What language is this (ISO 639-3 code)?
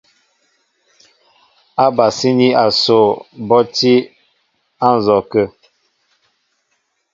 mbo